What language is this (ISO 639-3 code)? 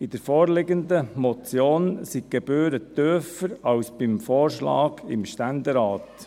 gsw